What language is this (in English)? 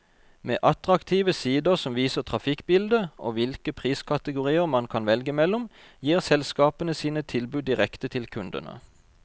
Norwegian